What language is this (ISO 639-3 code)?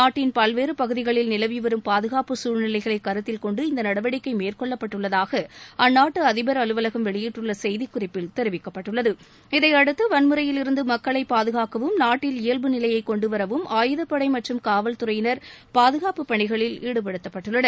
tam